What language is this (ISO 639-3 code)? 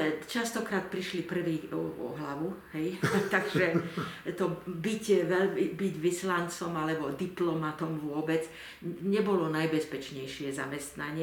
slk